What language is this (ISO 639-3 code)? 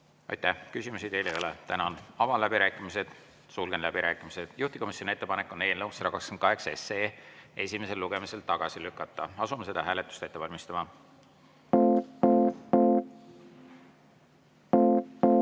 est